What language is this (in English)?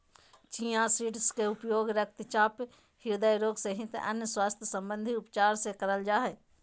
Magahi